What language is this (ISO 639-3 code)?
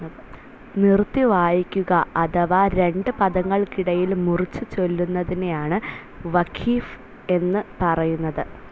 mal